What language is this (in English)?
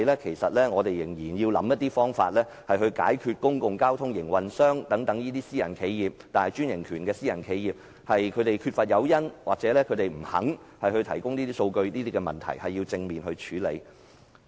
Cantonese